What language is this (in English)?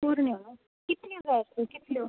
Konkani